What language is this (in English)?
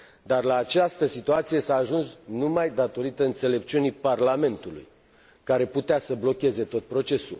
Romanian